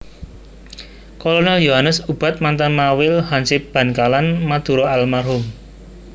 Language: Javanese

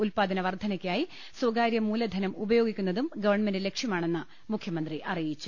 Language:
Malayalam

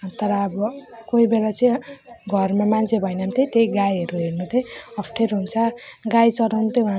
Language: Nepali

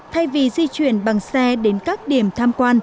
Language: Vietnamese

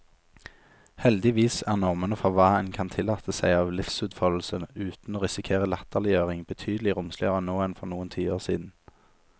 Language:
Norwegian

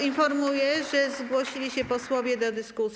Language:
Polish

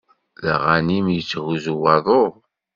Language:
Kabyle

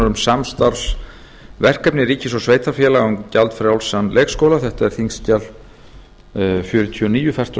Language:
Icelandic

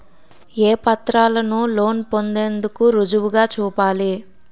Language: Telugu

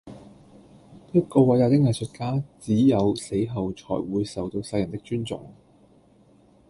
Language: Cantonese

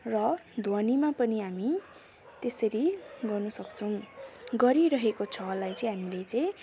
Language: Nepali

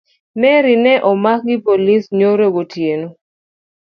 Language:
Luo (Kenya and Tanzania)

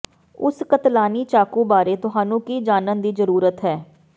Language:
Punjabi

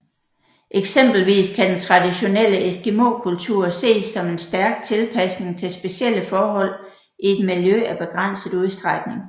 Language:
Danish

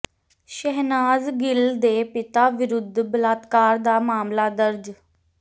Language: Punjabi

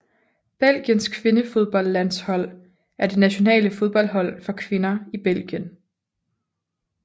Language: Danish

